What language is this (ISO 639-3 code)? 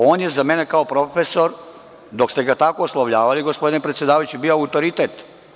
srp